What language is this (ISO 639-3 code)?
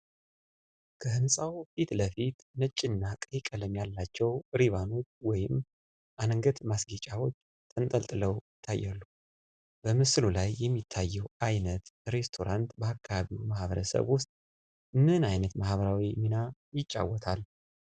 amh